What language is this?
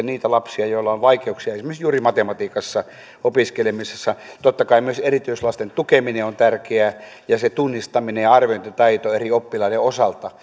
Finnish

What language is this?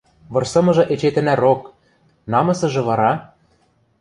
Western Mari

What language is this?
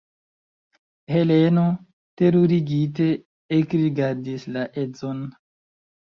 Esperanto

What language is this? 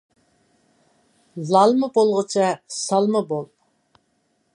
Uyghur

